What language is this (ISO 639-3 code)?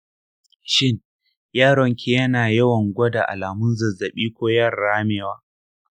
hau